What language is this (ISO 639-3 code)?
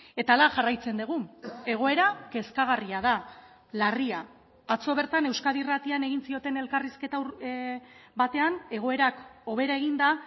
eus